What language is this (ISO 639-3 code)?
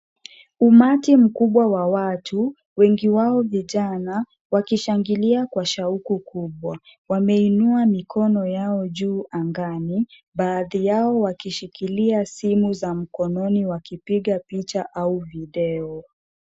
swa